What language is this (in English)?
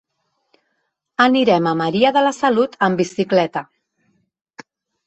Catalan